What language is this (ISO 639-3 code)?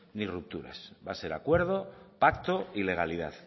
spa